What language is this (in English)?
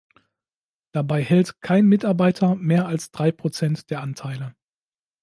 German